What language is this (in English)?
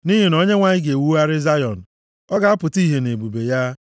Igbo